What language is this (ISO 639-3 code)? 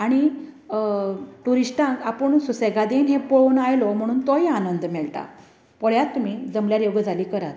kok